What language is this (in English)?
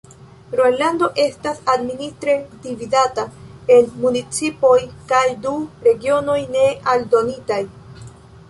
Esperanto